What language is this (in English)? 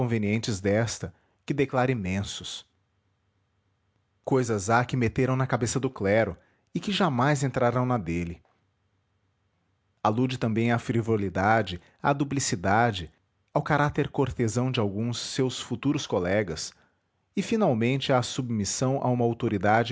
Portuguese